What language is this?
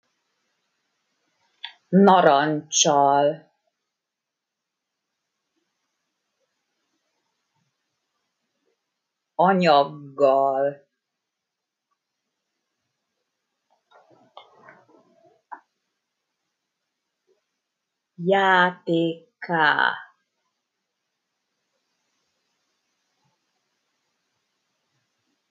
Hungarian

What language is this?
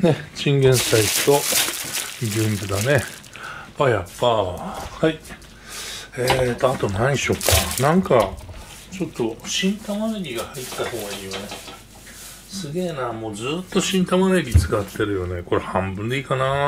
Japanese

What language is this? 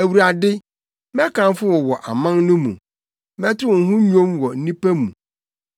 Akan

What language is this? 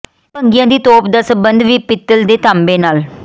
Punjabi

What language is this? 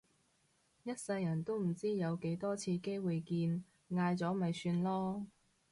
Cantonese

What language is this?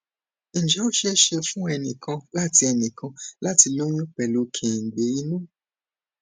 Yoruba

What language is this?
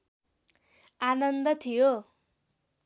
Nepali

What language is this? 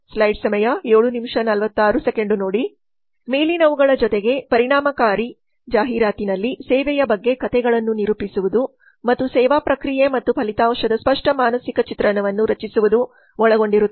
Kannada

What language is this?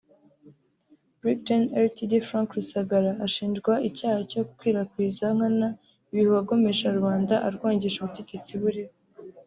Kinyarwanda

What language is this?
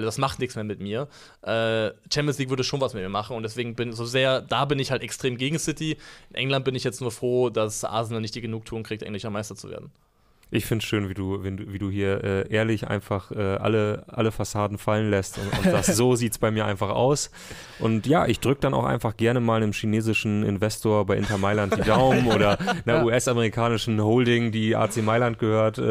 German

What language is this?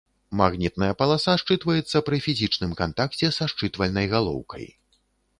Belarusian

